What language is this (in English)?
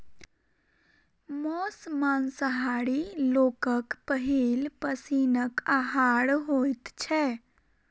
Maithili